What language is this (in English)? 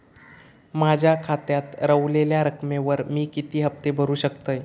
Marathi